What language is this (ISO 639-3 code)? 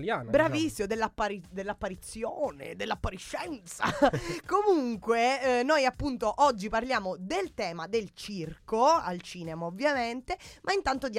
ita